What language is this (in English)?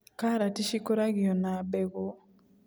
Kikuyu